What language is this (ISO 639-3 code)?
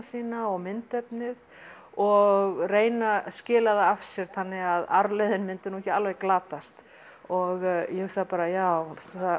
isl